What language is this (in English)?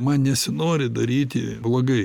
Lithuanian